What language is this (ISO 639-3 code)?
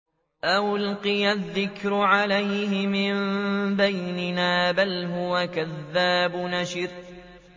ara